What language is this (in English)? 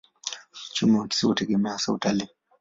Swahili